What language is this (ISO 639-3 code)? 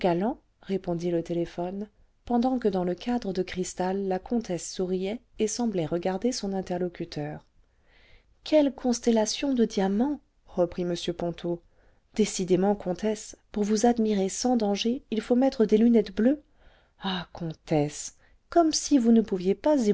fra